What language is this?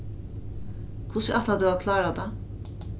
Faroese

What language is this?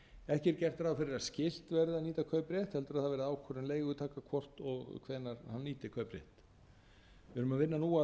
Icelandic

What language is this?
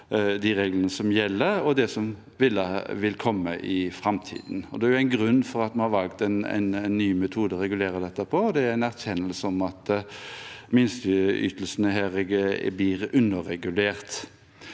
Norwegian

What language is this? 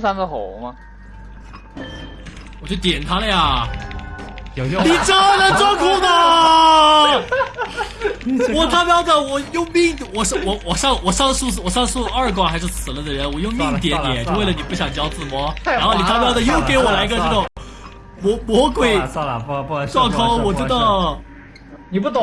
Chinese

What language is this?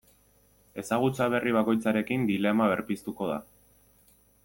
Basque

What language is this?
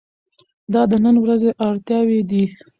Pashto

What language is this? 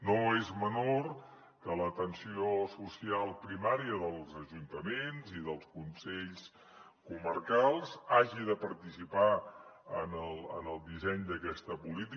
Catalan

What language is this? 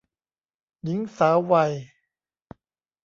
Thai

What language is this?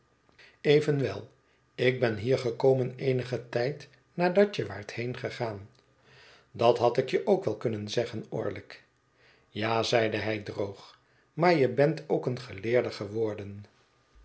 Dutch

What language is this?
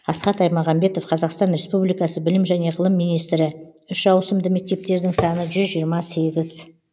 Kazakh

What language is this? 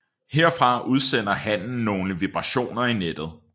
Danish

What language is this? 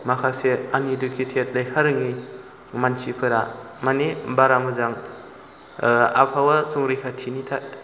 Bodo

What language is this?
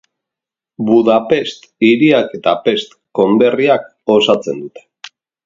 Basque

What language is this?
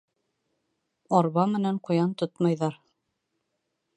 Bashkir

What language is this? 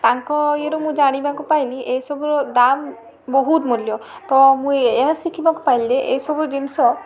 Odia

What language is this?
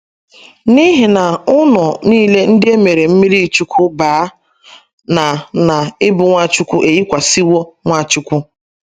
Igbo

